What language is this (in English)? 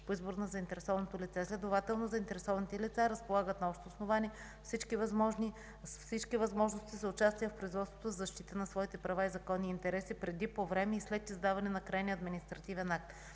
Bulgarian